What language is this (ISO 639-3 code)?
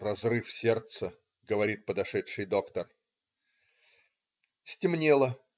rus